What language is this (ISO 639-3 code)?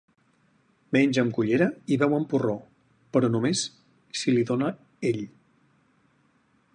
cat